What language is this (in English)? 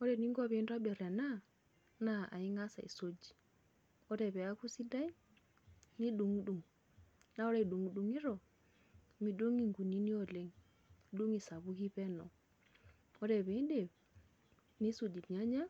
Masai